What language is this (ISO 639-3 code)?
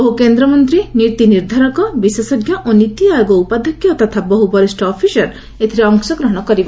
ori